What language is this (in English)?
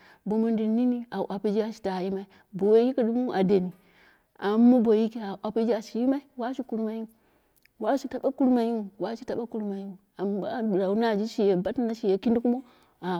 Dera (Nigeria)